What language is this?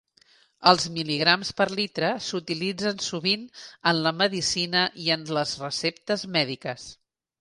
Catalan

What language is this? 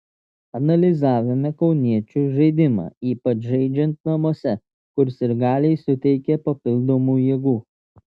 Lithuanian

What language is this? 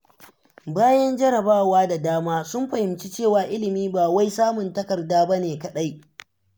Hausa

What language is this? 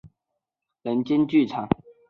Chinese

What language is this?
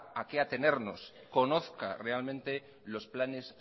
Spanish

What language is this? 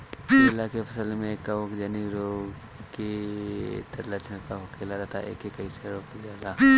Bhojpuri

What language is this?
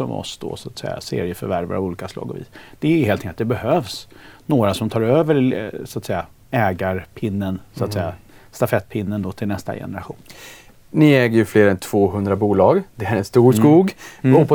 Swedish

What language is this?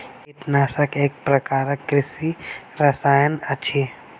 Maithili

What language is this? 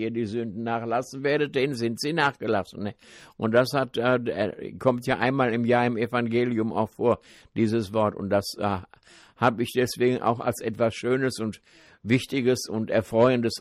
German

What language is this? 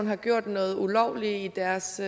Danish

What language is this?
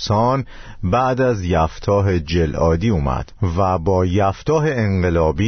Persian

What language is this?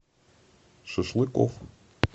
Russian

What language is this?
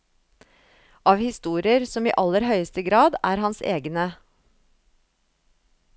Norwegian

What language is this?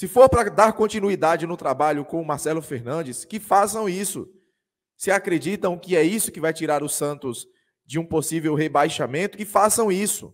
Portuguese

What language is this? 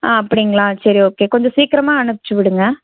Tamil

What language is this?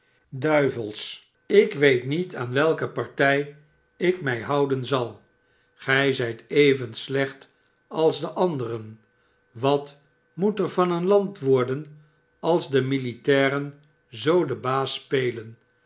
Dutch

